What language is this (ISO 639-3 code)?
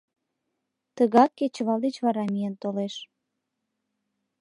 chm